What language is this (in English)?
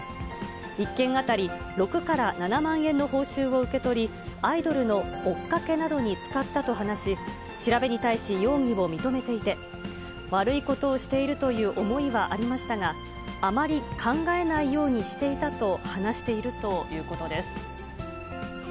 Japanese